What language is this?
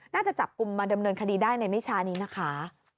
Thai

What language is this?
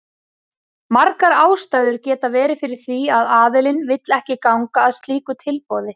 Icelandic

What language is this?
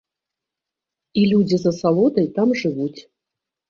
Belarusian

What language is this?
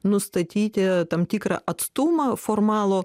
Lithuanian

